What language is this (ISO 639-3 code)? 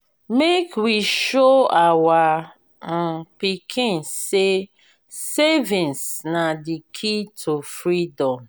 pcm